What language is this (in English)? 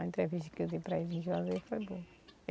Portuguese